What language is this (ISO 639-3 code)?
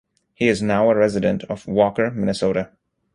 eng